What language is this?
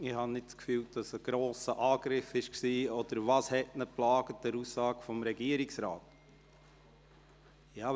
Swiss German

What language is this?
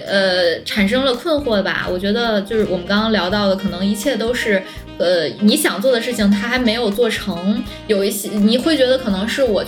Chinese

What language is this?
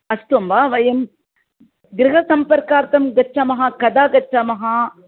Sanskrit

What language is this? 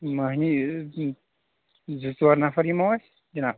Kashmiri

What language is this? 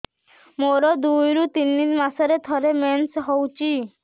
Odia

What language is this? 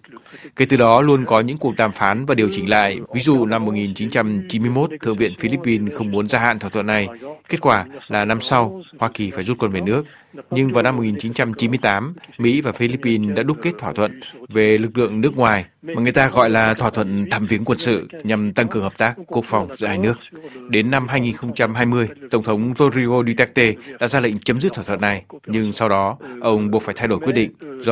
Vietnamese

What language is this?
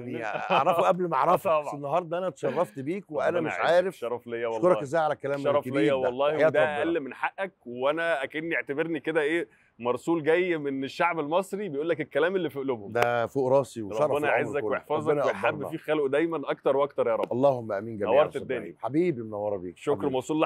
Arabic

